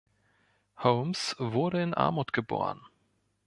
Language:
German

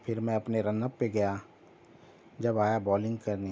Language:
Urdu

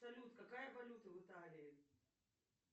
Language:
Russian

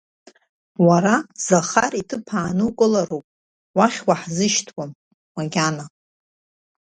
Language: Abkhazian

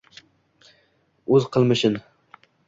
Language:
Uzbek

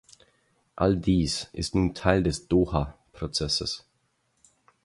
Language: German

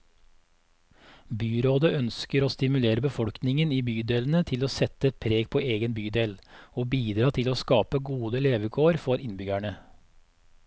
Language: Norwegian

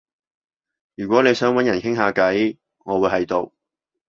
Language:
Cantonese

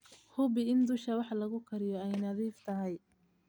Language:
Somali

